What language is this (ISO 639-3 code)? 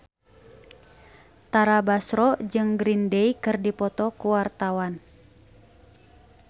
sun